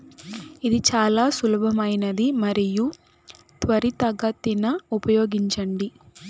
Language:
Telugu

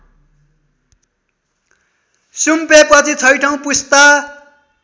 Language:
Nepali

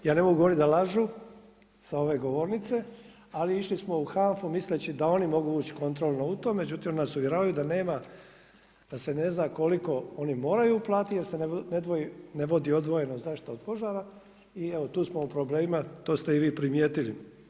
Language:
Croatian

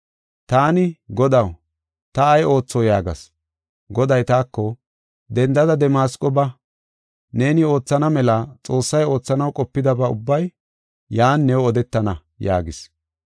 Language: Gofa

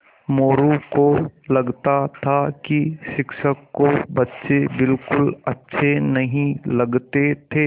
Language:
Hindi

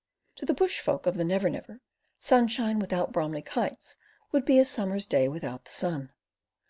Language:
English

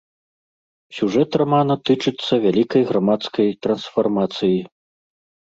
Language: Belarusian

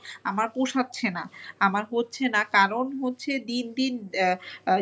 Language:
Bangla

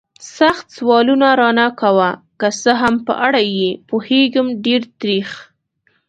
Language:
Pashto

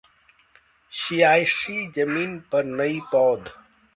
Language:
Hindi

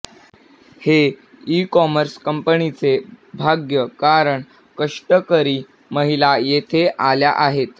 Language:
Marathi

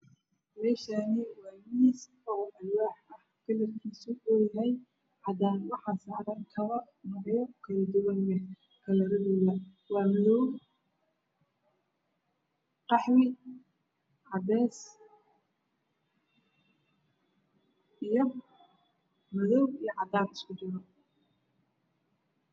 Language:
Somali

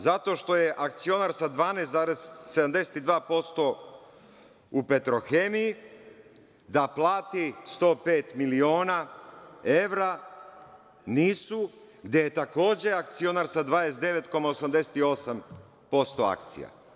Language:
Serbian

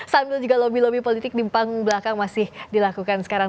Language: Indonesian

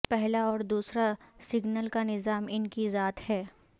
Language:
Urdu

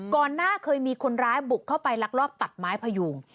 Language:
Thai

